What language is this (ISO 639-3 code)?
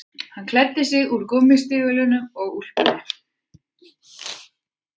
isl